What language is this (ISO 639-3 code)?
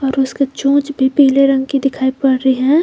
hin